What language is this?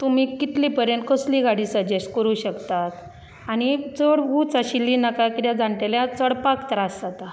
Konkani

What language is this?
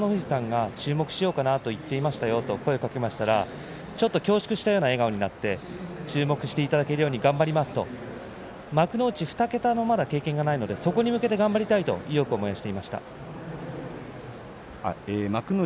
Japanese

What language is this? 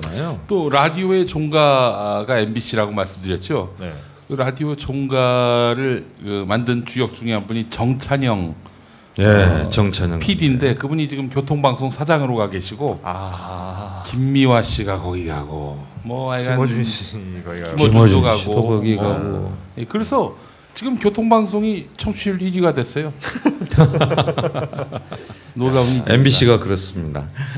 Korean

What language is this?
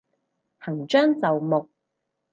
Cantonese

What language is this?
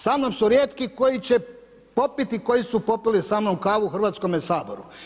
Croatian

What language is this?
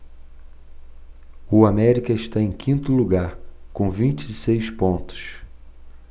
Portuguese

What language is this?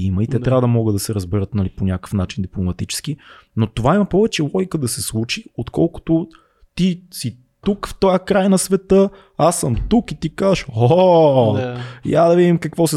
Bulgarian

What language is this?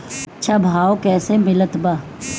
Bhojpuri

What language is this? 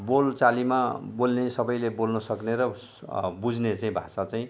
Nepali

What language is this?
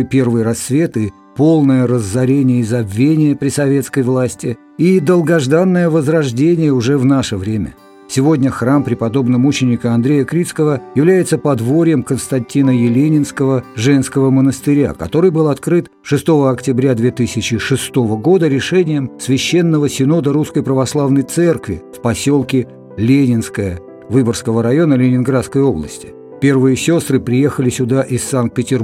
Russian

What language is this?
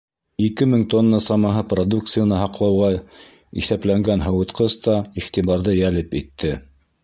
Bashkir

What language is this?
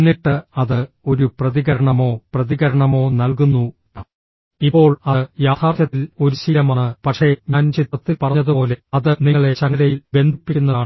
Malayalam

